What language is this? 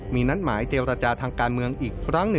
Thai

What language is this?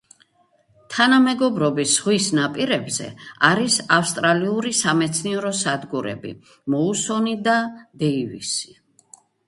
Georgian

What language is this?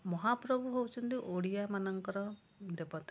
Odia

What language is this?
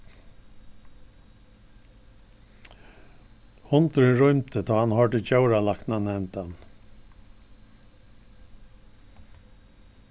Faroese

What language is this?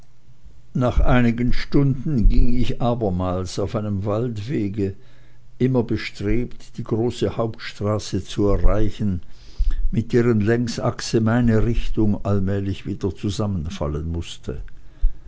German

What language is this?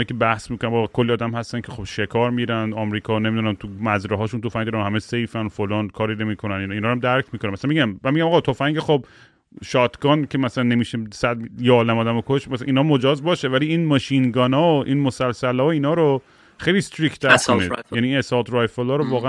Persian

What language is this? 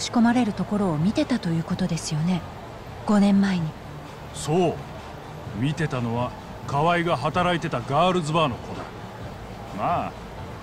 Japanese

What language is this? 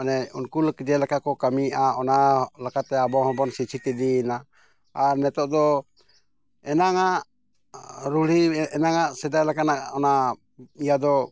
Santali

